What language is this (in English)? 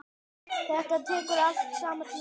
Icelandic